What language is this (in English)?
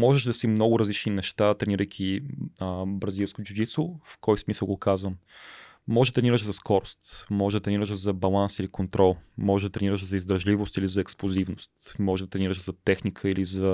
Bulgarian